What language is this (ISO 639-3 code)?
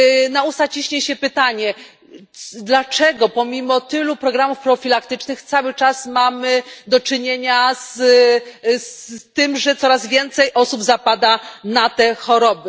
pol